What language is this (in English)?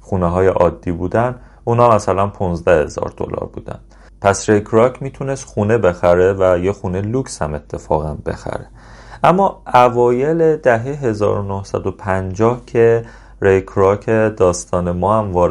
Persian